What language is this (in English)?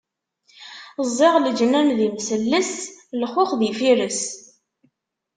Kabyle